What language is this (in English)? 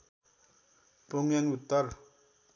Nepali